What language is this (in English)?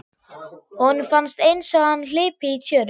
Icelandic